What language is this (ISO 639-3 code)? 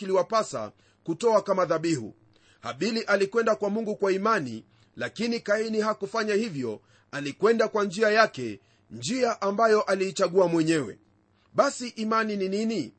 swa